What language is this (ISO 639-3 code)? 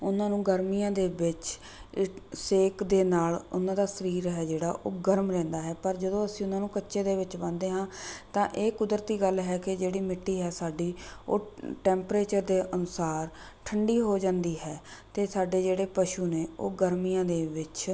pan